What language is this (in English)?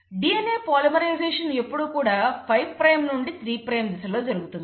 Telugu